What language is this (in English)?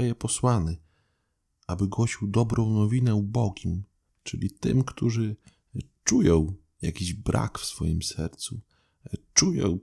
Polish